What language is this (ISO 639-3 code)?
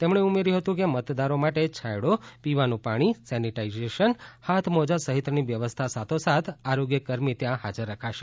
guj